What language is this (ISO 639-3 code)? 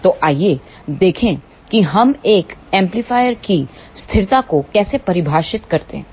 hin